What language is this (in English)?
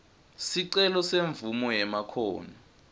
Swati